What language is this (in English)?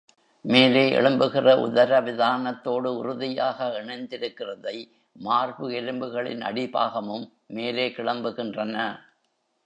Tamil